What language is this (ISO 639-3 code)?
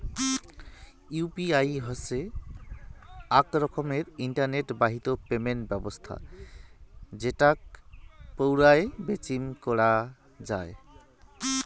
ben